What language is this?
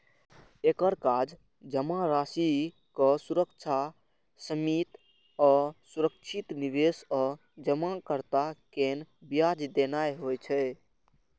Maithili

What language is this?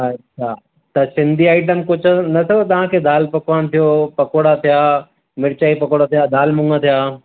Sindhi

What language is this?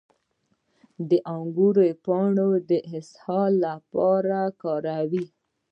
Pashto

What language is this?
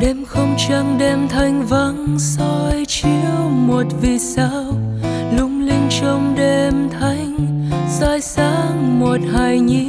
Vietnamese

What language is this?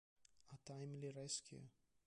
Italian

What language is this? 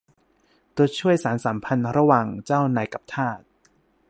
Thai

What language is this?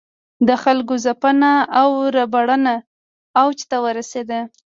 Pashto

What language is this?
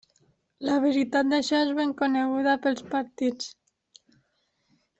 Catalan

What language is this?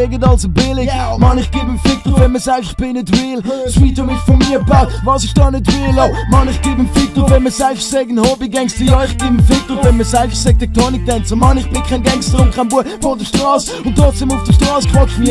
Dutch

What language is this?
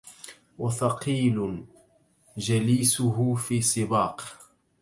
Arabic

